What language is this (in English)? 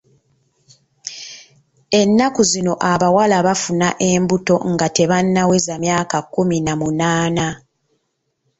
Ganda